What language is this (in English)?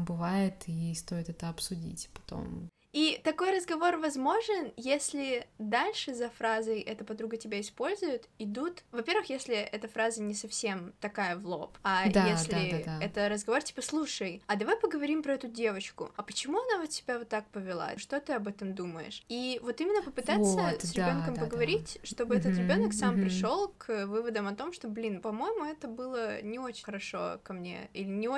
Russian